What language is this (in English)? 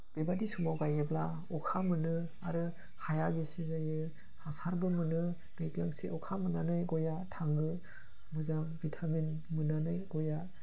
Bodo